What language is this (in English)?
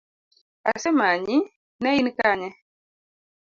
Luo (Kenya and Tanzania)